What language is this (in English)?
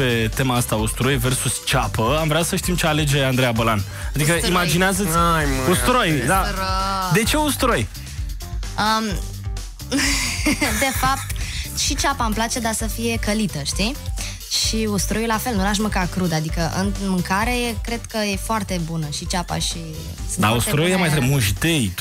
Romanian